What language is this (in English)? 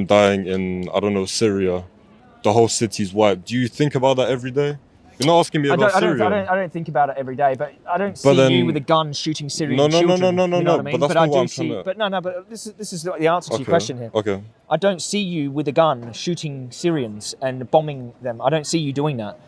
English